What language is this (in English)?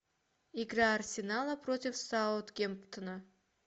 Russian